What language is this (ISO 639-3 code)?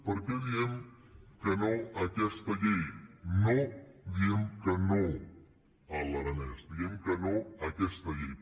cat